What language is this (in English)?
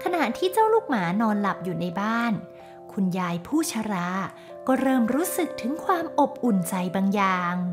Thai